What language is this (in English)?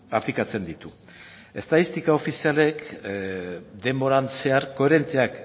Basque